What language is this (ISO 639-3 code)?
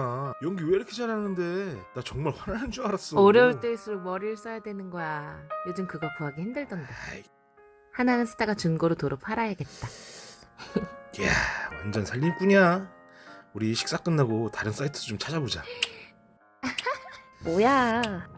kor